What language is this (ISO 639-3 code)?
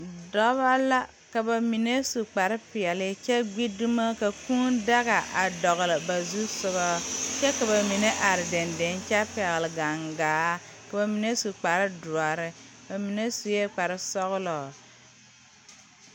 dga